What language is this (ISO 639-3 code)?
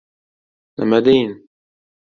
uzb